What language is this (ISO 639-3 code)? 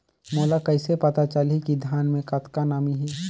hne